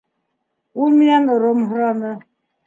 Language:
Bashkir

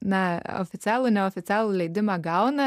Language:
Lithuanian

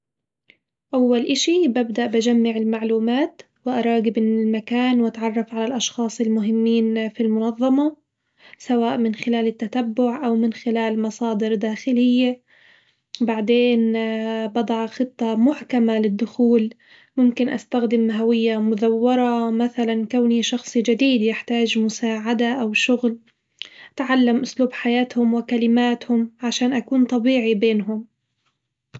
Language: Hijazi Arabic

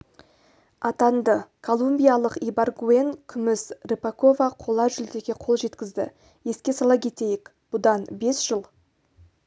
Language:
Kazakh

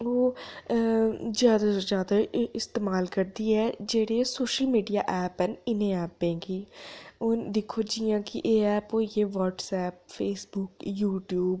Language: Dogri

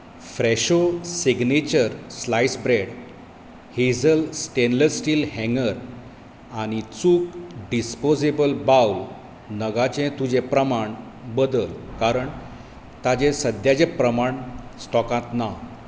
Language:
Konkani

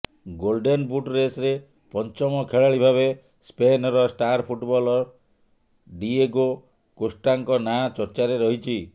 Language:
Odia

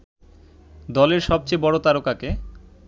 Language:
Bangla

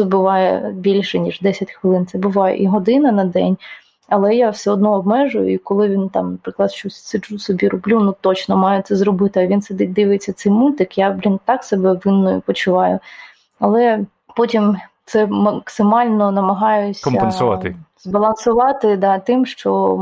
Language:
Ukrainian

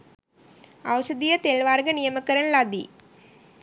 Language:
Sinhala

